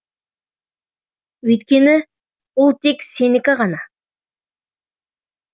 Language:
Kazakh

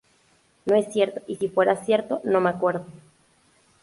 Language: Spanish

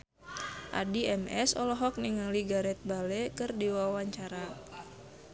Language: Sundanese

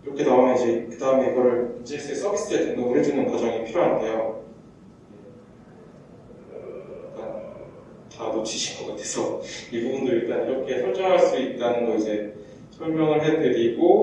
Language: Korean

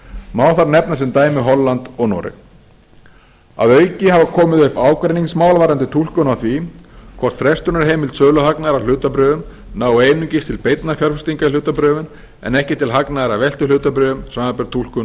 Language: Icelandic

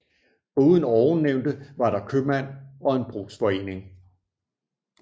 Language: Danish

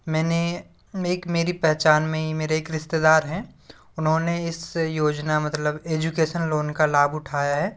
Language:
Hindi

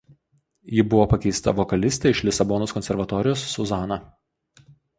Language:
Lithuanian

